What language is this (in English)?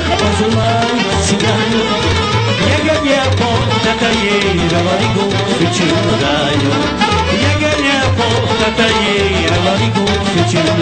Romanian